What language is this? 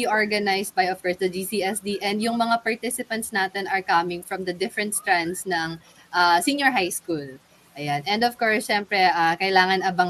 Filipino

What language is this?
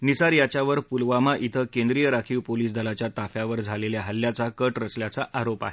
Marathi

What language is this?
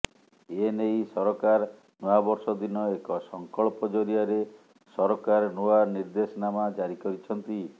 Odia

